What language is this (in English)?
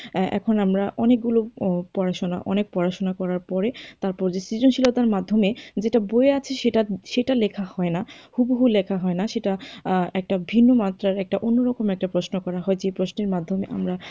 Bangla